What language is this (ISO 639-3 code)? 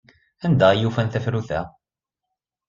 kab